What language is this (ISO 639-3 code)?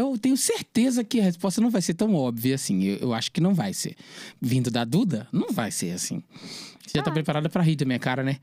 por